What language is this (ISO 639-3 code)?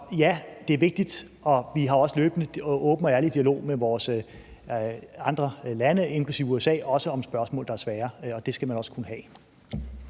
dan